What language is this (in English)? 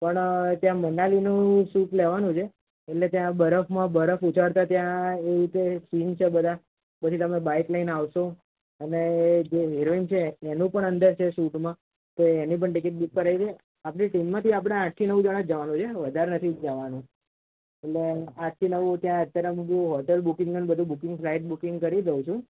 Gujarati